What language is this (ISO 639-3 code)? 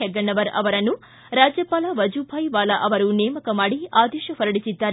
kan